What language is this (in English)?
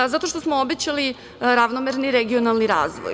Serbian